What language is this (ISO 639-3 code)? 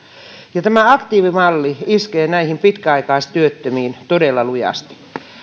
fin